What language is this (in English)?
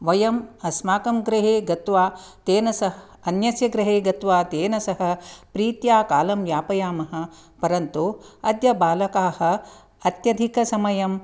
Sanskrit